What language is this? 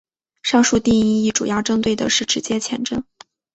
Chinese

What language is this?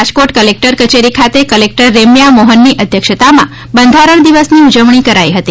Gujarati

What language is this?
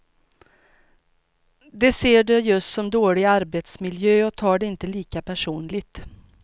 Swedish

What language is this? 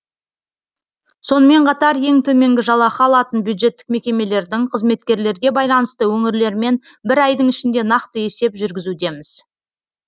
Kazakh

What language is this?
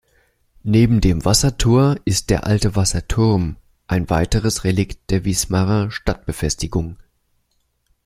German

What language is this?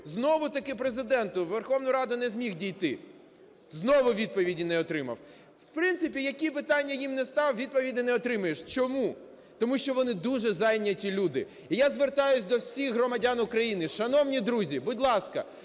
Ukrainian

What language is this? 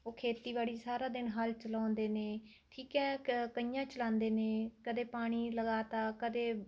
Punjabi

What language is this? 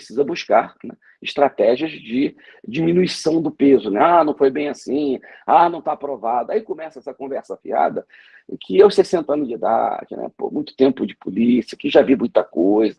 Portuguese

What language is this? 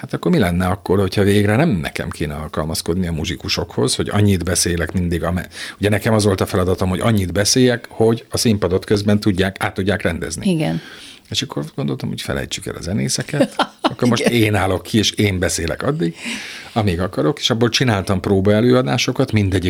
Hungarian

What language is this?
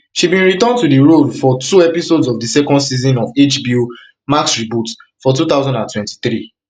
Nigerian Pidgin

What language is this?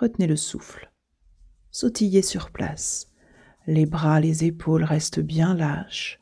French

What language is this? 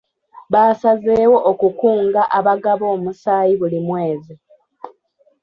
Ganda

